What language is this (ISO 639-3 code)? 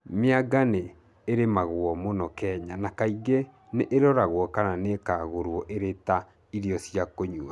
kik